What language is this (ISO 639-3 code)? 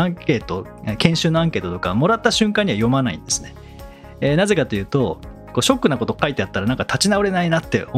jpn